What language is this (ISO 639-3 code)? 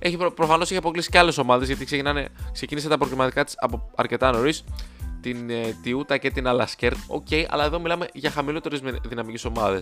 ell